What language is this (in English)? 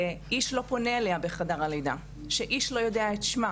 Hebrew